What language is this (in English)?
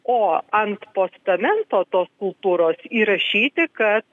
Lithuanian